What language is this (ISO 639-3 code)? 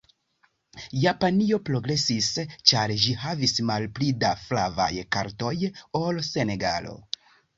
epo